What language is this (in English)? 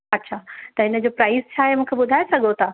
Sindhi